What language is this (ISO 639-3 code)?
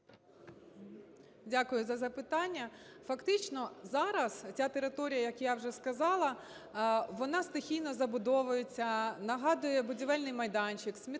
ukr